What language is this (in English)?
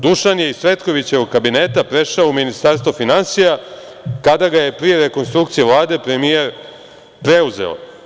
Serbian